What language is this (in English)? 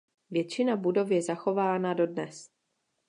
Czech